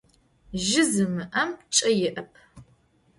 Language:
Adyghe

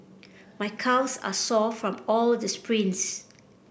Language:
English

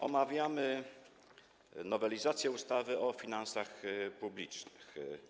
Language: Polish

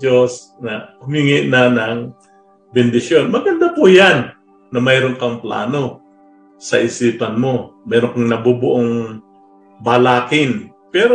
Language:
Filipino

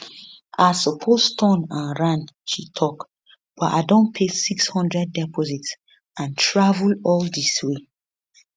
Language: Nigerian Pidgin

